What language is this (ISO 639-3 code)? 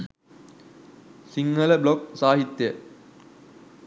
sin